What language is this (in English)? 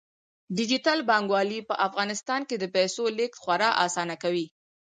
Pashto